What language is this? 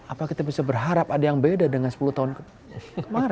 Indonesian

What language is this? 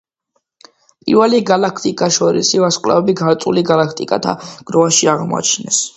Georgian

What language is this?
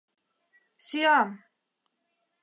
Mari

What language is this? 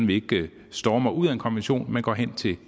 Danish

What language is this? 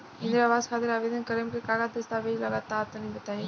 Bhojpuri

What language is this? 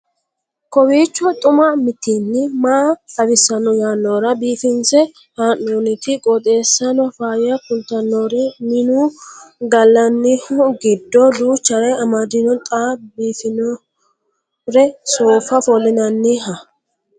Sidamo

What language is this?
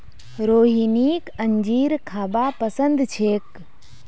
Magahi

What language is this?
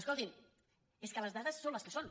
Catalan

